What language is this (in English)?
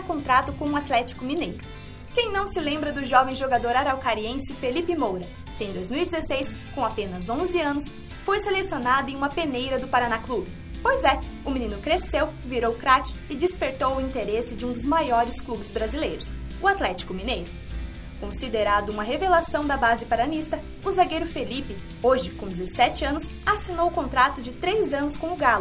Portuguese